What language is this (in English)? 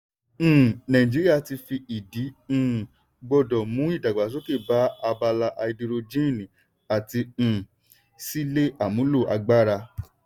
Yoruba